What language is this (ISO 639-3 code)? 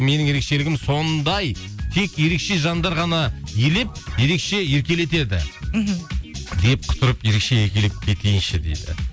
kaz